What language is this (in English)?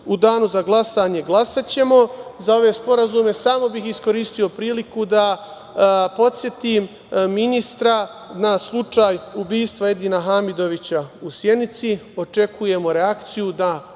Serbian